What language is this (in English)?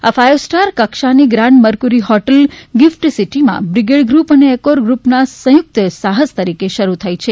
Gujarati